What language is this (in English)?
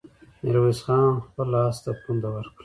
Pashto